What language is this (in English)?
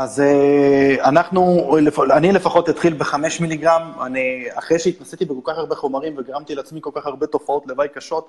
Hebrew